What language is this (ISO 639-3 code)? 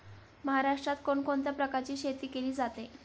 mar